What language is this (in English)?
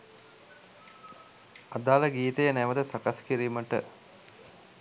Sinhala